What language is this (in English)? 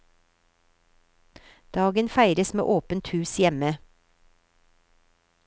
Norwegian